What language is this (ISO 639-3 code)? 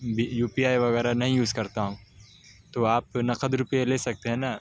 urd